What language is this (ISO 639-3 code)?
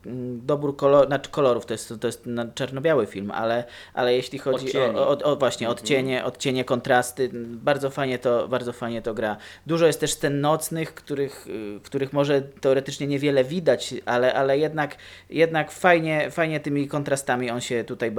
pol